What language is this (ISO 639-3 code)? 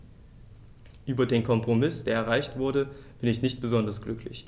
deu